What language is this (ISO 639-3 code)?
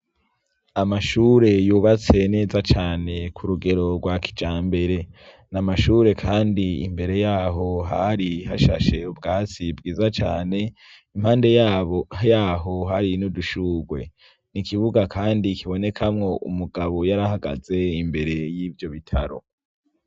run